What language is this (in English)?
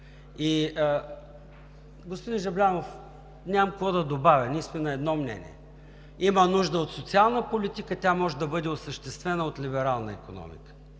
Bulgarian